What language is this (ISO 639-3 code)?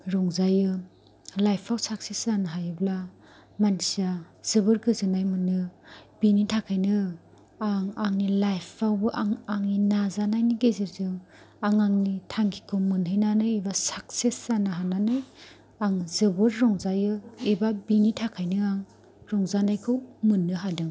brx